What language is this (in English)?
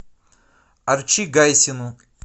Russian